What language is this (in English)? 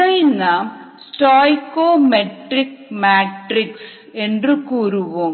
Tamil